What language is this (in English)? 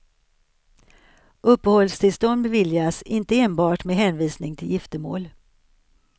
Swedish